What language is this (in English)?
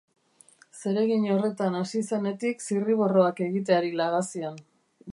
Basque